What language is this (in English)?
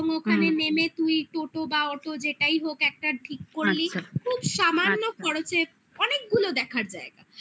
Bangla